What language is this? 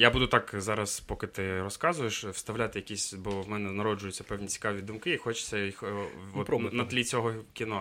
Ukrainian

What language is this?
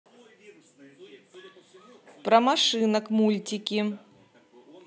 Russian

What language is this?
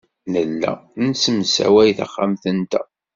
Kabyle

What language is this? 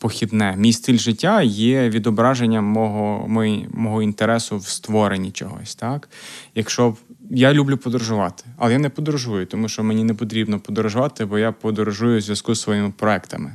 Ukrainian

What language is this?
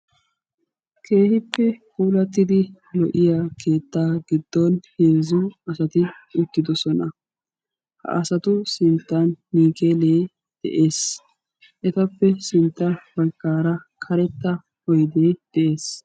Wolaytta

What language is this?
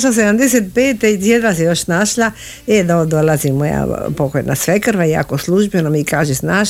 Croatian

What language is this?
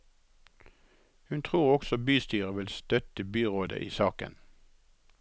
Norwegian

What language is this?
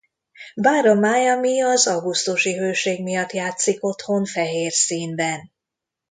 Hungarian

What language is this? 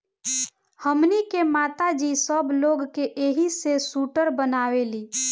Bhojpuri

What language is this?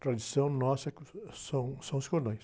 Portuguese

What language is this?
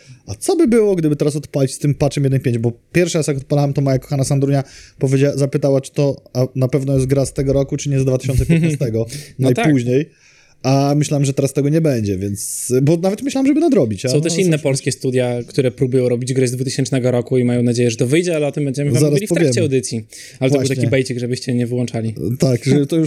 Polish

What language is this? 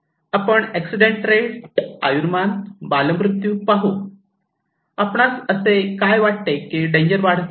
Marathi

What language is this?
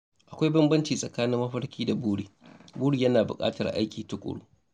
Hausa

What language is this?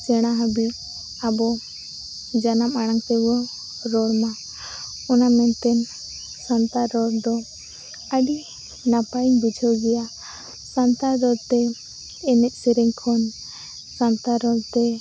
Santali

